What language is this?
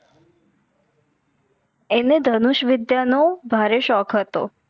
Gujarati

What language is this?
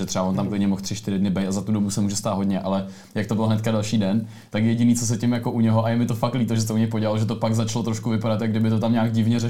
Czech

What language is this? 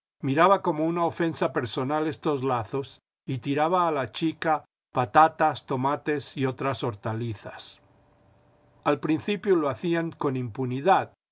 Spanish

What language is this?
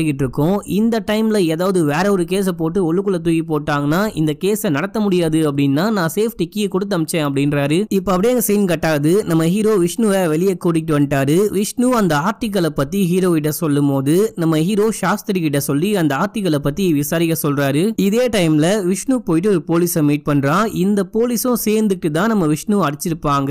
Tamil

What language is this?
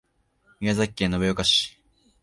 Japanese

